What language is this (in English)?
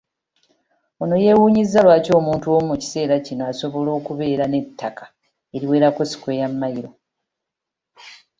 Ganda